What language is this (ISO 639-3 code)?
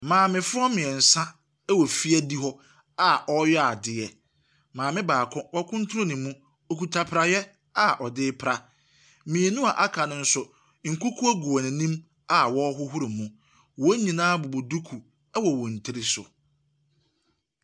aka